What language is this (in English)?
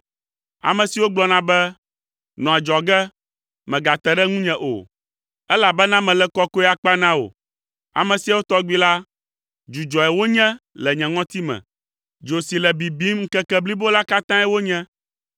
Ewe